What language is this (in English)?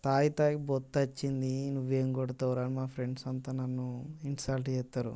Telugu